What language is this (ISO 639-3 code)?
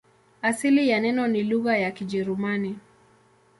swa